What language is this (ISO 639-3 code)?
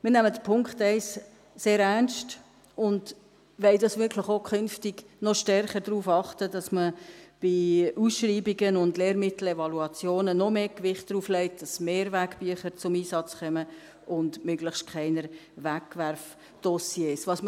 gsw